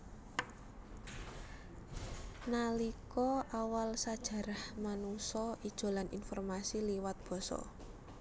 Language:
Javanese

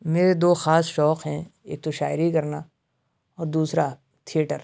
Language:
Urdu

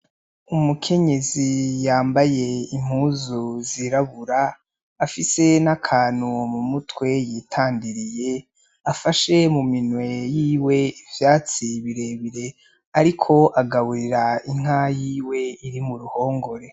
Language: Rundi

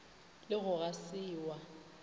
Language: Northern Sotho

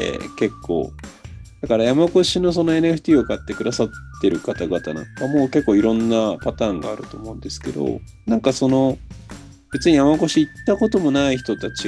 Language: Japanese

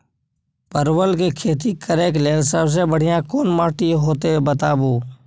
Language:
Maithili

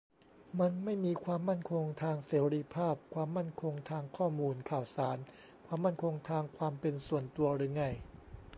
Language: Thai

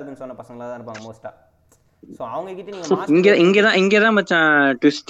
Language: Telugu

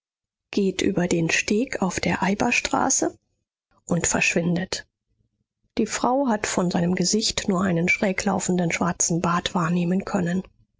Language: German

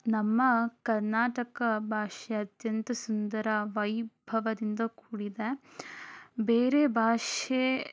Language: Kannada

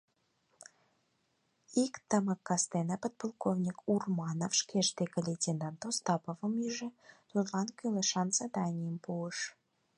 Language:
Mari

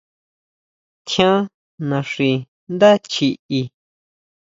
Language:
Huautla Mazatec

